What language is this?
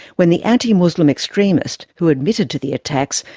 English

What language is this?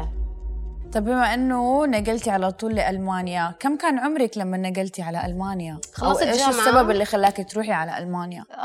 Arabic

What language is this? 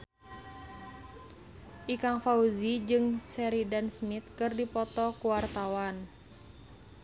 Sundanese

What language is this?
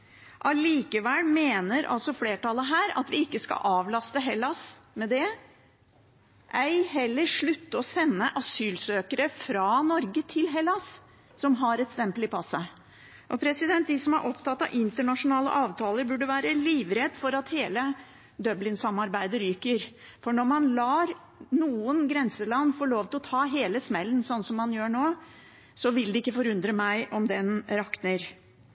Norwegian Bokmål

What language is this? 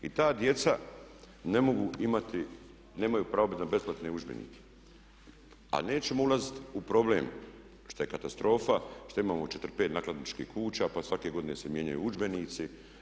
Croatian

